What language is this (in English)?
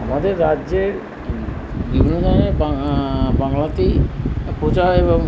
Bangla